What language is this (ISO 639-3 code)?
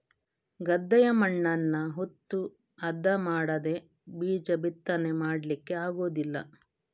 kan